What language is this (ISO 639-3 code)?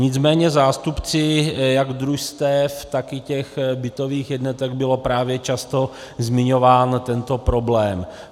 ces